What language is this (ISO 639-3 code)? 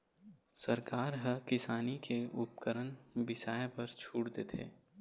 hne